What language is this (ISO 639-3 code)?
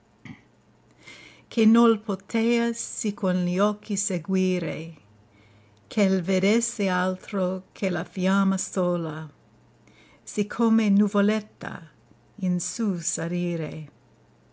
ita